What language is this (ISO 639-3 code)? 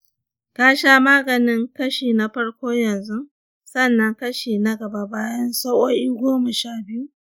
hau